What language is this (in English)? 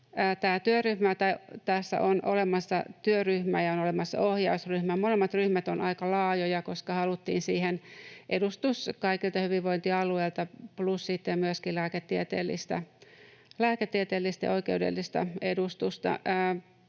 Finnish